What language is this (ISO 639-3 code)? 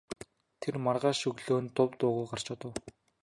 mon